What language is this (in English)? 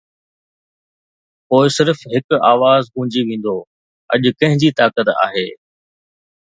Sindhi